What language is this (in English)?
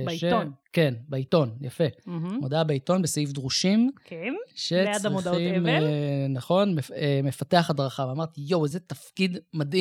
Hebrew